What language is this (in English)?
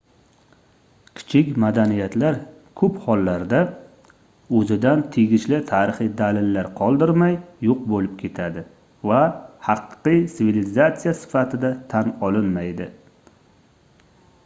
Uzbek